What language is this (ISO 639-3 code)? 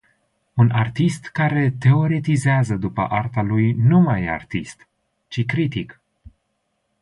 ron